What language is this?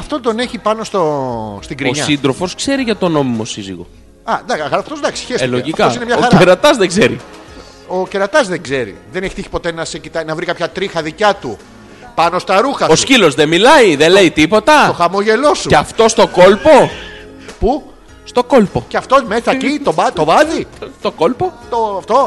Greek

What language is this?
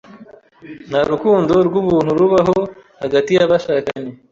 Kinyarwanda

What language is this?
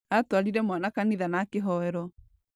Kikuyu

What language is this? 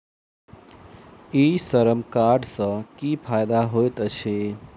Maithili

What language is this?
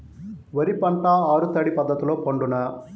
Telugu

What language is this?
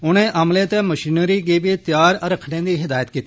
Dogri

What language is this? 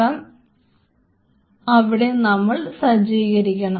Malayalam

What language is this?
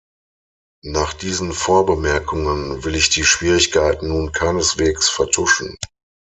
German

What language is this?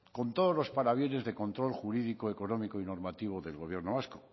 Spanish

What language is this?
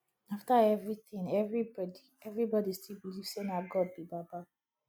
Nigerian Pidgin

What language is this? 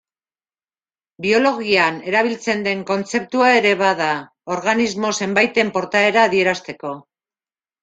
Basque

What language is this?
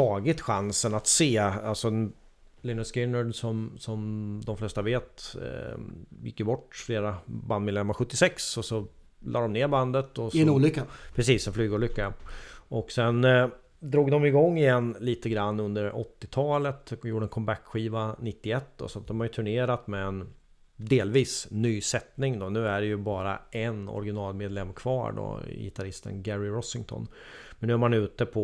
Swedish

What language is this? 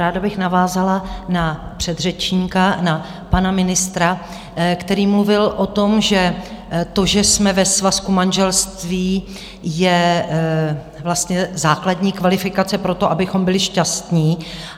Czech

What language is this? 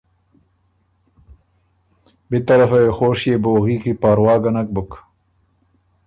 Ormuri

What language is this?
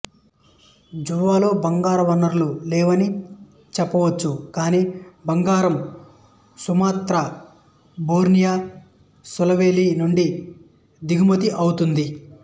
Telugu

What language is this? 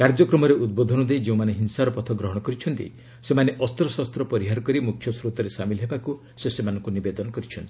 Odia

